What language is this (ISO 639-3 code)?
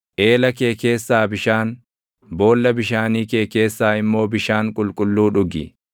orm